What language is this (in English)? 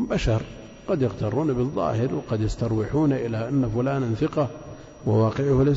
Arabic